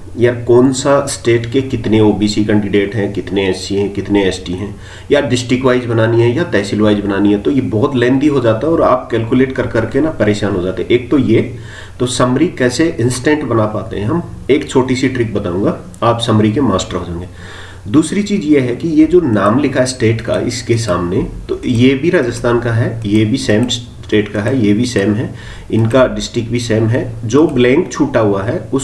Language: Hindi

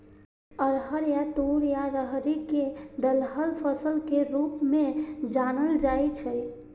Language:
Maithili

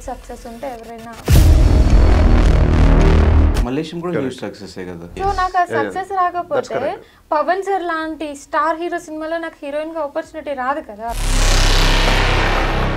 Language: Telugu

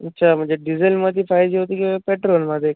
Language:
Marathi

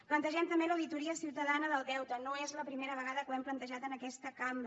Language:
Catalan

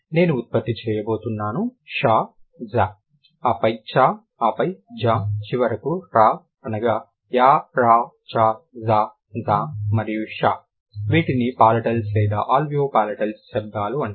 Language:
Telugu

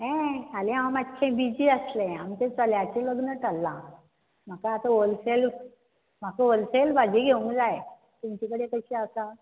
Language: Konkani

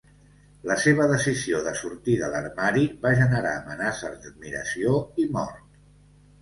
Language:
Catalan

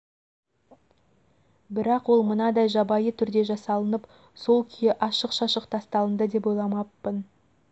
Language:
Kazakh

